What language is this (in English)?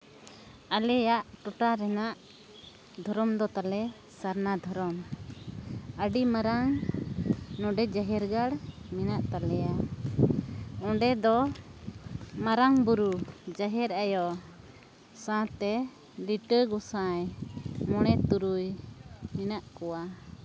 Santali